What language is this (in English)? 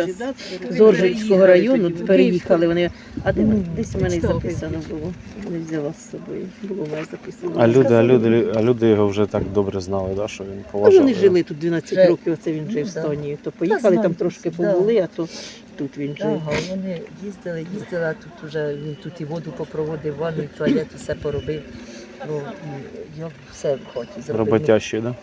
Ukrainian